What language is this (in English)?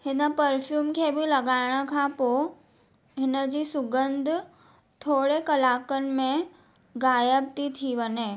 Sindhi